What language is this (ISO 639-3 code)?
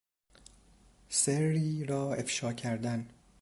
fas